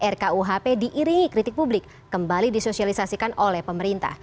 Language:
Indonesian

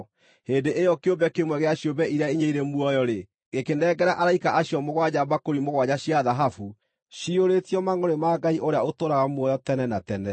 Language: Kikuyu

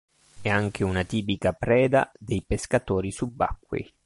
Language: Italian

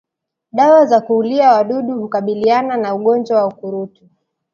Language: Swahili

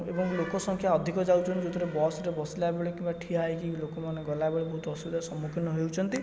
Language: Odia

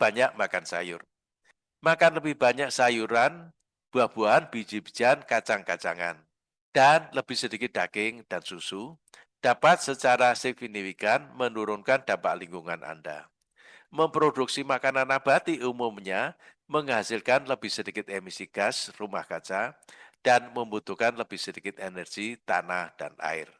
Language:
Indonesian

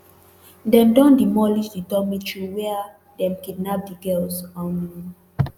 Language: Nigerian Pidgin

